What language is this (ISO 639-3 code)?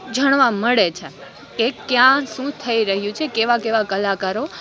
guj